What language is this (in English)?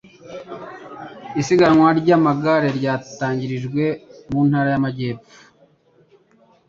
Kinyarwanda